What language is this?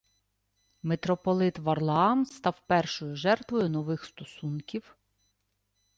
Ukrainian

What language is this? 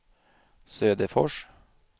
Swedish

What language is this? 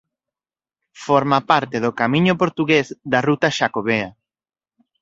Galician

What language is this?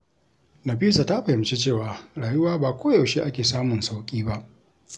Hausa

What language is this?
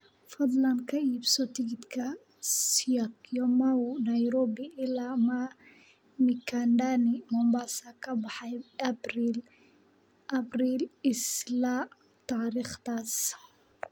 Somali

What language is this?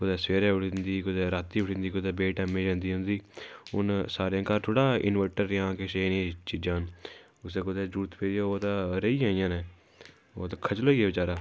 Dogri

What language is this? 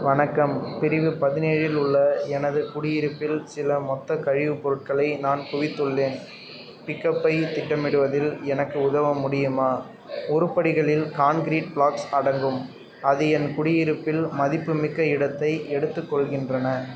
Tamil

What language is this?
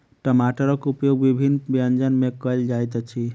Maithili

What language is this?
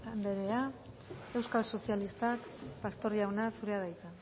Basque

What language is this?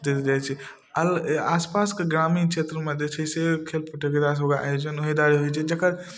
Maithili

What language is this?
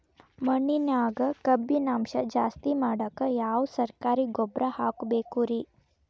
Kannada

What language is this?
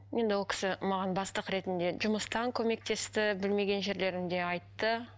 Kazakh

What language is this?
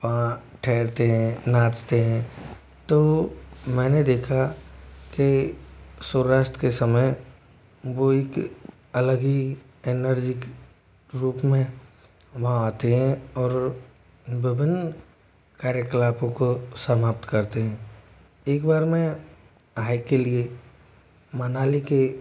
Hindi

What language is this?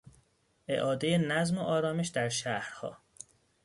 Persian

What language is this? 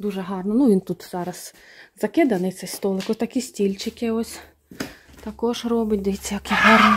Ukrainian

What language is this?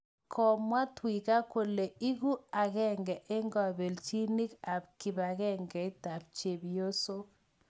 Kalenjin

